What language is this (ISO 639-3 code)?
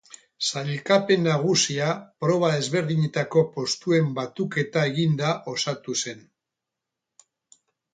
eus